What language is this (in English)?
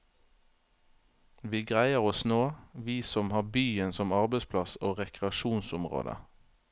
Norwegian